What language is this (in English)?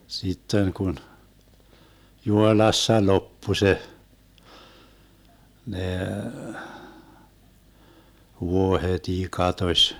Finnish